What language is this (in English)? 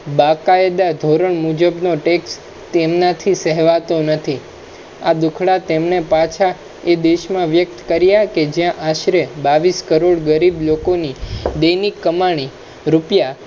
Gujarati